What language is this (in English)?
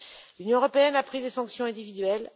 French